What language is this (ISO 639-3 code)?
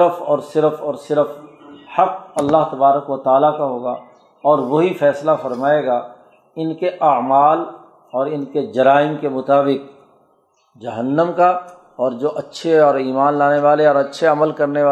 urd